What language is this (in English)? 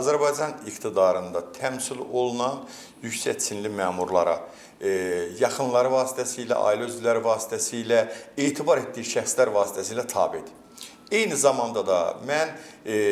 Turkish